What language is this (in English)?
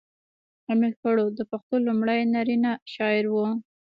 Pashto